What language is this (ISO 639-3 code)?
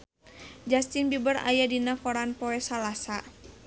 sun